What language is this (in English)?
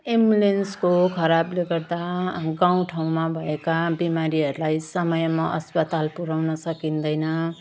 Nepali